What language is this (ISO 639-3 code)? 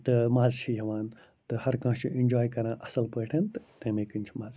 kas